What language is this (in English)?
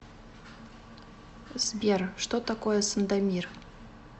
Russian